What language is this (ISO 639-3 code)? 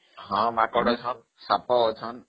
ori